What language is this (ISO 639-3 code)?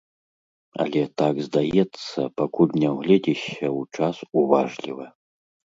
bel